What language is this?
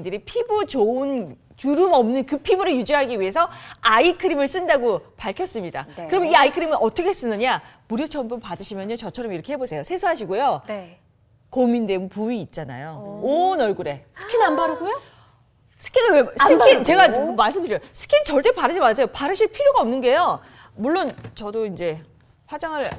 Korean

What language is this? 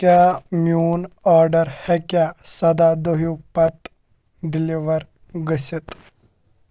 Kashmiri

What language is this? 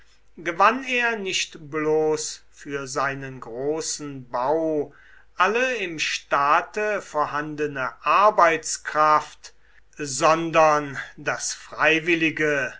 German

